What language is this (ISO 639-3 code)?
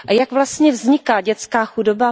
ces